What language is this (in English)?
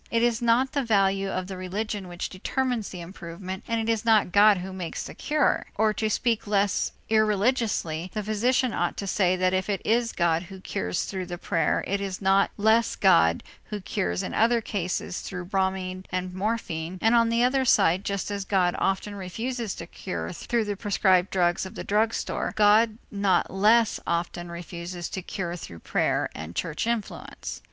English